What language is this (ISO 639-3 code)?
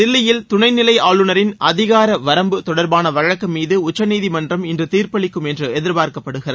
tam